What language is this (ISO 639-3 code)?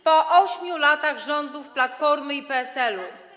pol